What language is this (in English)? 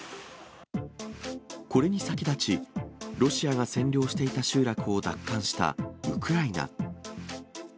Japanese